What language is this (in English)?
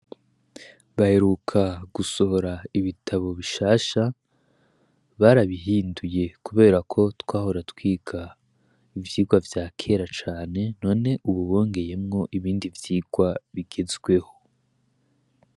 Rundi